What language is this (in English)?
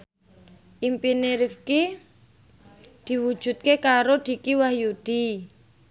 Javanese